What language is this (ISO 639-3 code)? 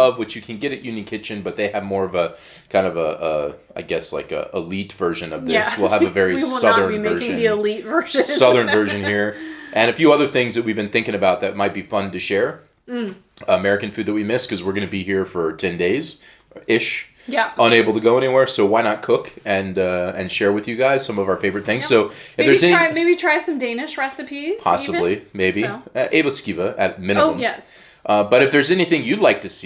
eng